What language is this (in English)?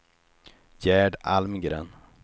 Swedish